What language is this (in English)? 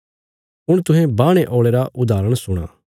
Bilaspuri